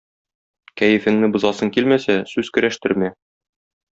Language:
Tatar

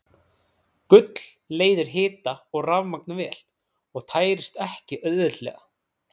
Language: Icelandic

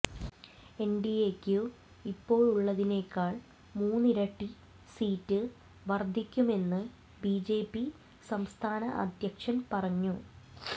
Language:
Malayalam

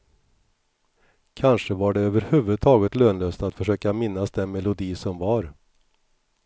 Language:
Swedish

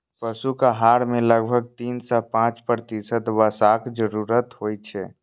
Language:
Maithili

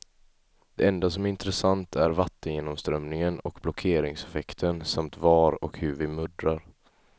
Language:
Swedish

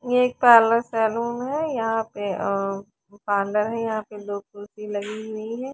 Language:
Hindi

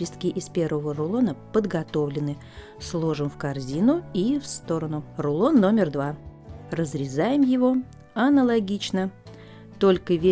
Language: Russian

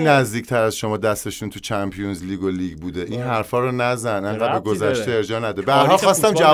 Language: Persian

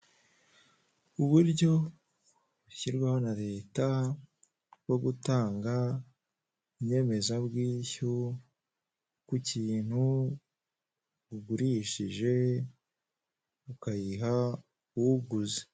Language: Kinyarwanda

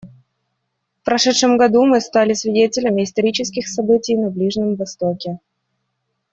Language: Russian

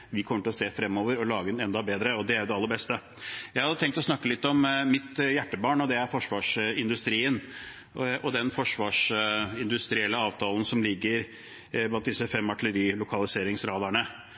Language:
Norwegian Bokmål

